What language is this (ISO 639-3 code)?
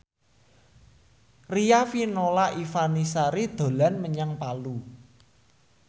jav